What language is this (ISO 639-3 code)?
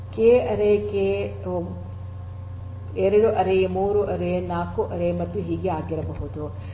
kan